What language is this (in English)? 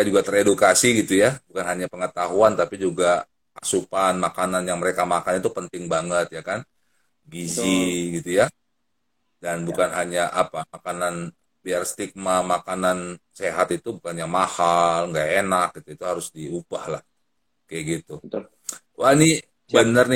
Indonesian